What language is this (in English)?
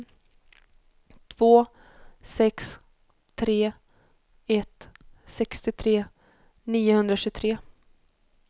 Swedish